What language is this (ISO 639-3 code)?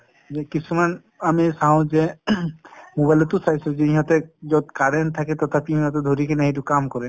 asm